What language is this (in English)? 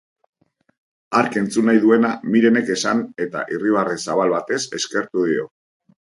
Basque